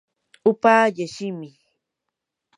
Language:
Yanahuanca Pasco Quechua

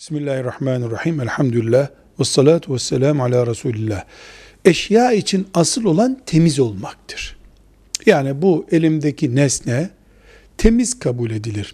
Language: Turkish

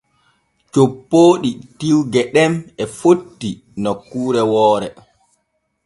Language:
Borgu Fulfulde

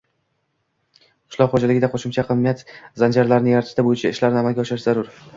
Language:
Uzbek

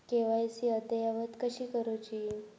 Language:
Marathi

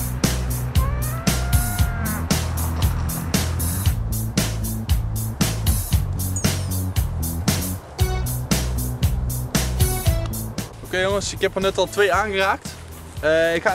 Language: Dutch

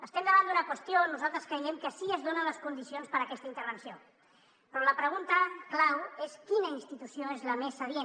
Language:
Catalan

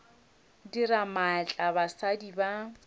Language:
Northern Sotho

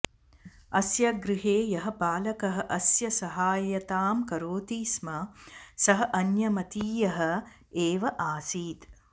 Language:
Sanskrit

